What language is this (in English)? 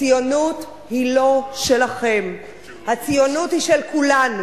Hebrew